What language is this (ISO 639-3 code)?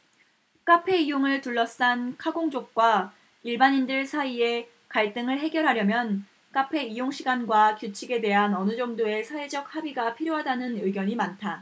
kor